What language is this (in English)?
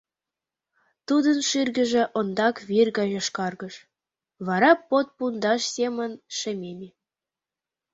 Mari